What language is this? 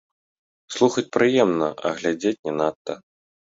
Belarusian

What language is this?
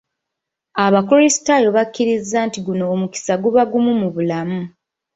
Ganda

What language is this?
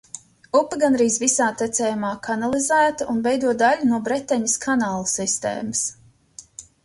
Latvian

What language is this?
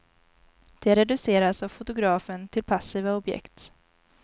Swedish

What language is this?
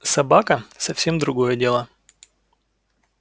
Russian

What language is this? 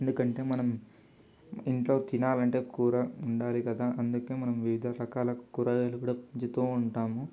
Telugu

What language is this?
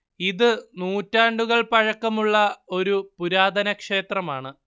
Malayalam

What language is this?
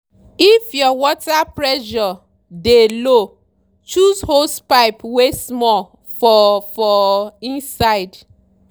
Nigerian Pidgin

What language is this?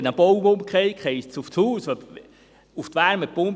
Swiss German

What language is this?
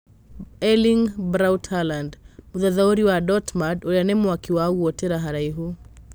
Kikuyu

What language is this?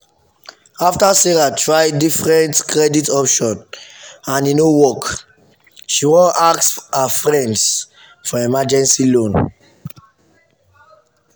Nigerian Pidgin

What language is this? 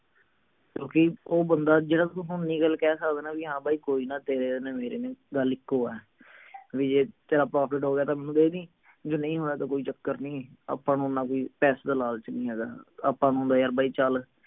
Punjabi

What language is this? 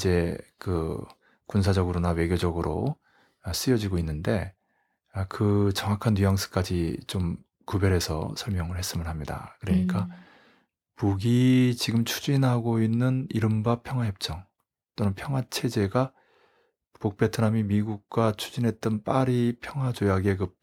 Korean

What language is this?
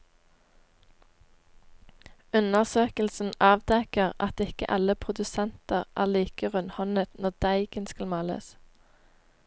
Norwegian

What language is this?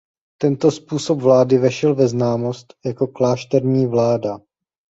Czech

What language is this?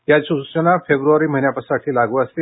Marathi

